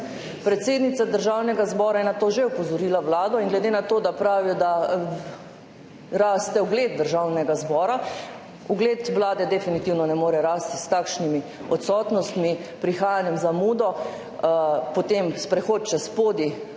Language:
Slovenian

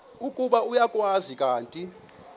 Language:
Xhosa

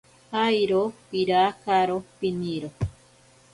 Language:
Ashéninka Perené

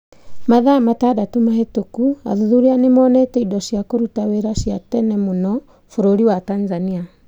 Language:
Kikuyu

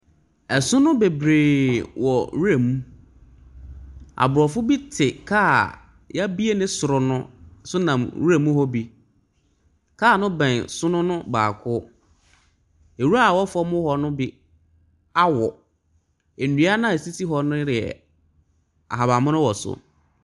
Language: Akan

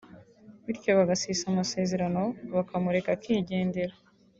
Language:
Kinyarwanda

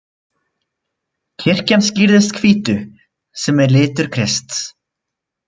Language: Icelandic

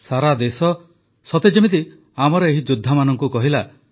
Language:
Odia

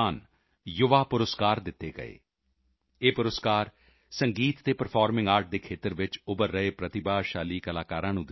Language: Punjabi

